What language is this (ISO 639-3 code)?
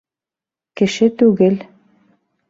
bak